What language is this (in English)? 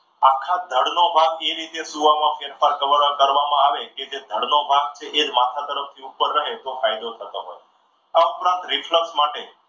Gujarati